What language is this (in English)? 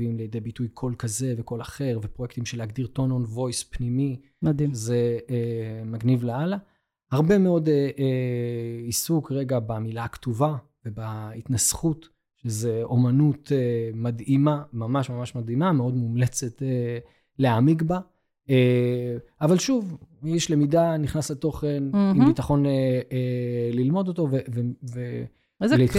Hebrew